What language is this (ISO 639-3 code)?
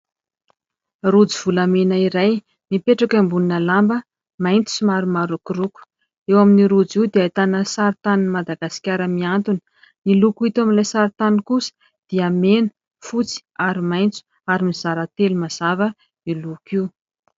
mlg